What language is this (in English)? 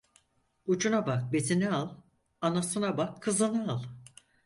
Turkish